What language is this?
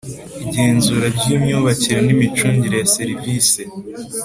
Kinyarwanda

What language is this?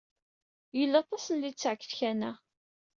Kabyle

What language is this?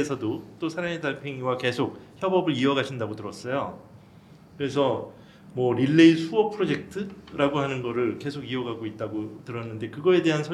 Korean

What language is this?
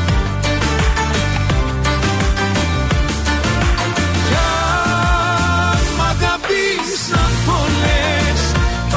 Greek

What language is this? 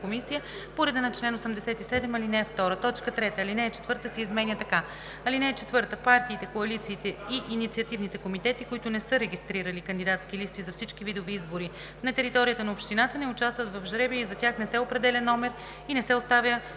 Bulgarian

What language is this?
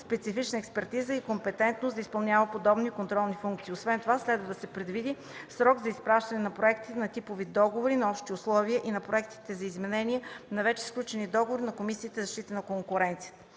Bulgarian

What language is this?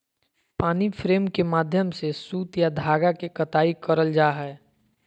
Magahi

